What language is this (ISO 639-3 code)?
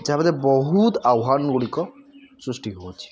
ori